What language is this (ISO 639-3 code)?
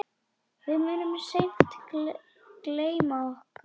isl